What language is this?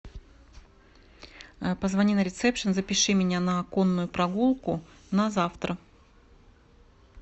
Russian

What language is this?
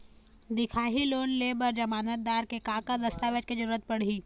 Chhattisgarhi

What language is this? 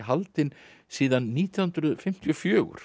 Icelandic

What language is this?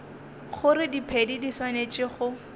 Northern Sotho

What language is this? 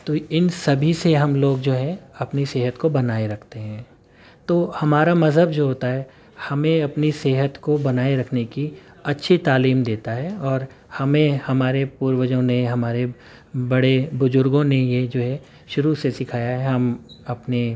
Urdu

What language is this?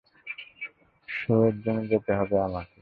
Bangla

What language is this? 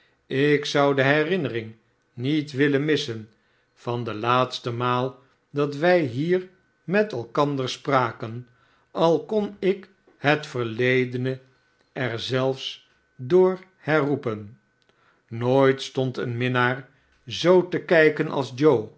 Dutch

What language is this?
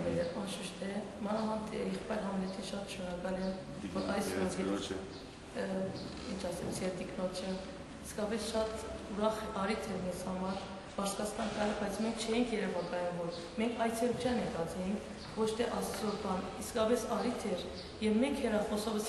Romanian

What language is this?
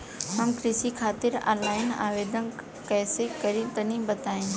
Bhojpuri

